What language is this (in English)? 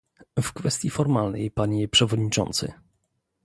Polish